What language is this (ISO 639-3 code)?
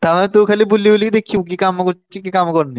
ori